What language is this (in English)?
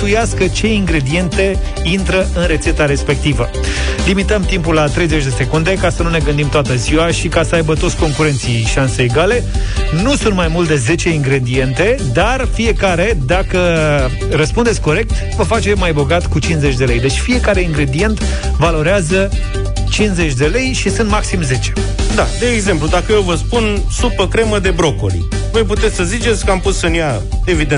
Romanian